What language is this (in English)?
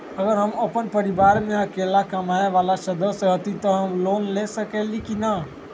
Magahi